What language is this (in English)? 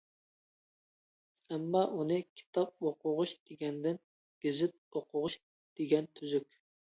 Uyghur